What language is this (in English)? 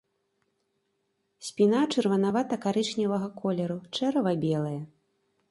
Belarusian